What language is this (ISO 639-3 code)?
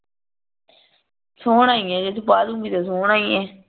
pan